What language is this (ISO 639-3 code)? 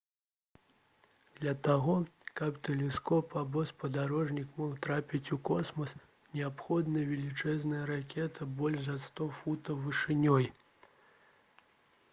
bel